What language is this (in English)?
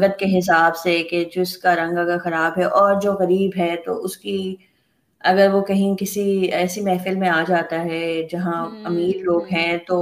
Urdu